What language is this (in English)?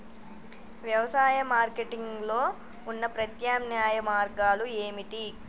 Telugu